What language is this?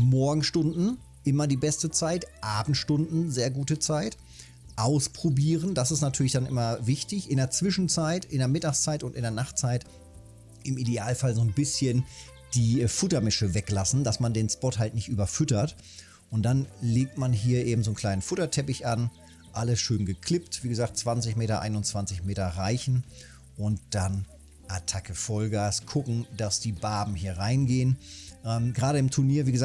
German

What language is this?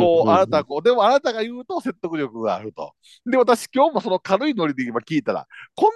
Japanese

